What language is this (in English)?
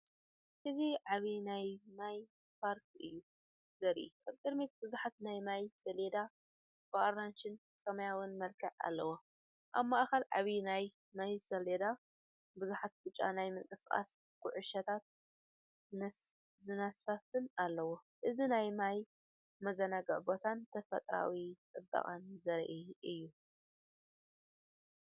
Tigrinya